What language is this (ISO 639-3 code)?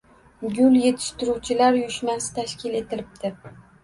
uzb